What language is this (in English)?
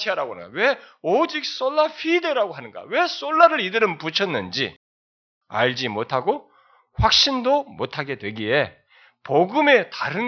Korean